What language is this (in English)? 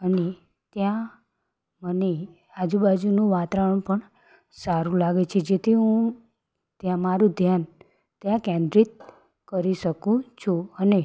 Gujarati